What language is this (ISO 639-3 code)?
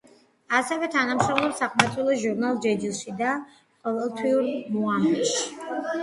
kat